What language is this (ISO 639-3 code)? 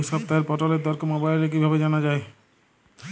ben